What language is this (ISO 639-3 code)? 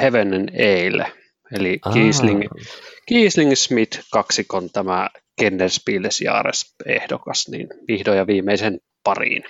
fin